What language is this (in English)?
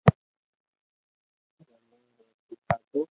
Loarki